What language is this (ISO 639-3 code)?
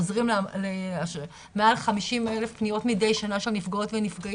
heb